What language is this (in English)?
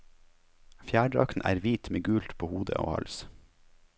Norwegian